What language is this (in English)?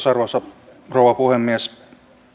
Finnish